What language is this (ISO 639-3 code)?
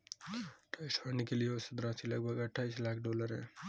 hin